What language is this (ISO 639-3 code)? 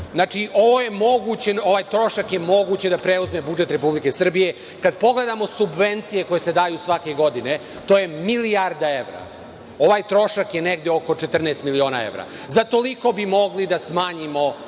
srp